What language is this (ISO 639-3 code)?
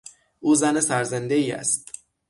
fas